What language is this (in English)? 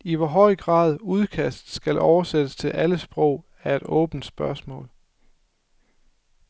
Danish